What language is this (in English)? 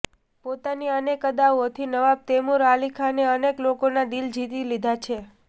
Gujarati